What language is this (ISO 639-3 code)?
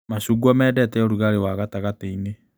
kik